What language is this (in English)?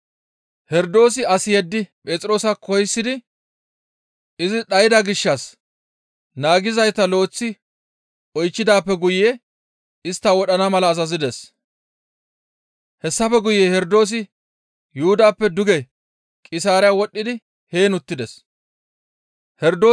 Gamo